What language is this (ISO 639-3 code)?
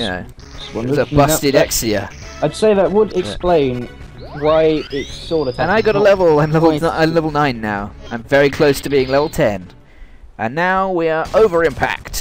eng